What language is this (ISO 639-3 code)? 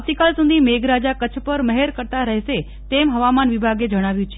guj